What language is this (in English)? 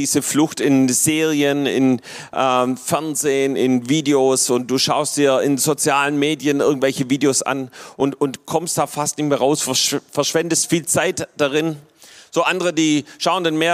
German